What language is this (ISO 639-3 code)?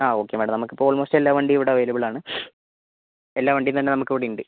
mal